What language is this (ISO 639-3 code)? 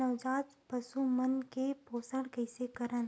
hne